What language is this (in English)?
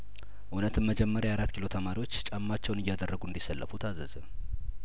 Amharic